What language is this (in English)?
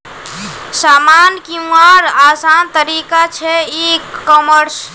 Magahi